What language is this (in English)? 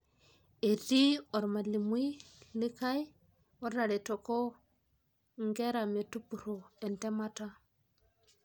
Masai